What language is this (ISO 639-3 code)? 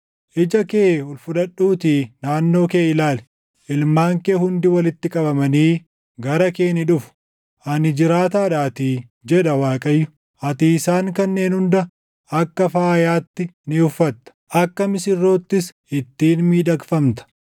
orm